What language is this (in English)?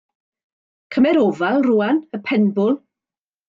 Welsh